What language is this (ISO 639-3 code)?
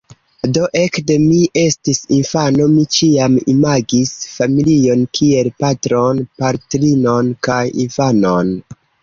epo